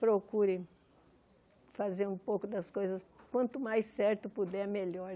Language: Portuguese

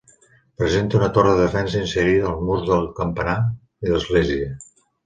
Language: Catalan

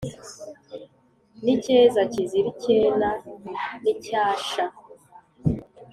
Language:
Kinyarwanda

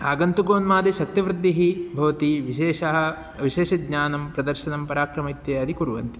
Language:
Sanskrit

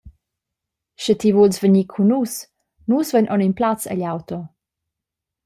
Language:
Romansh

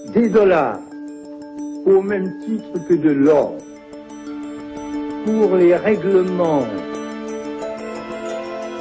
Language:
Indonesian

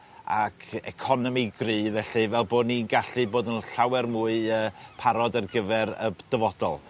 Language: Welsh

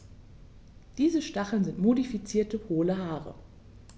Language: German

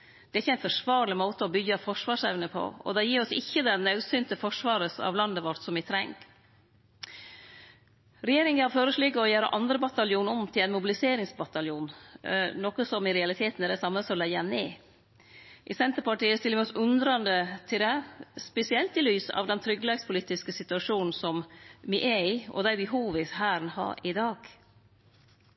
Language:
Norwegian Nynorsk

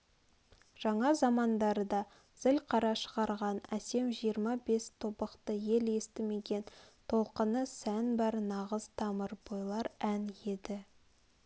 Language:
Kazakh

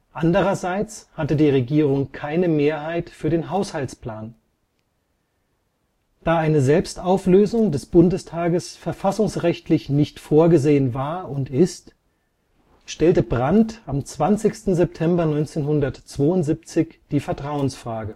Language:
German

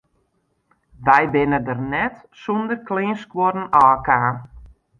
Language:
Western Frisian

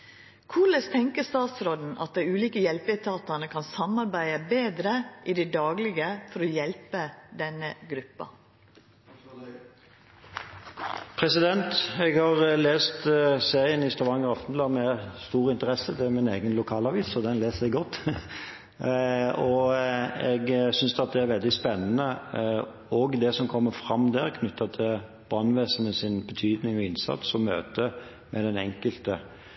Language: Norwegian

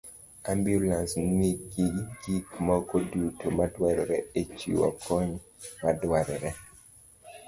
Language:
Luo (Kenya and Tanzania)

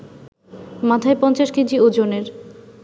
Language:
Bangla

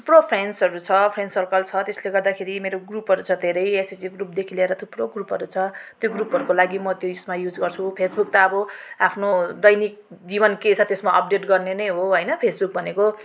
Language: Nepali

